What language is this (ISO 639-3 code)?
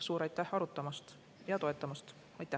est